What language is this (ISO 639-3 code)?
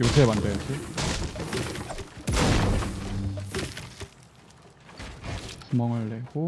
kor